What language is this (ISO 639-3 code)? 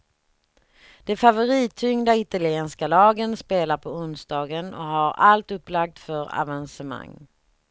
swe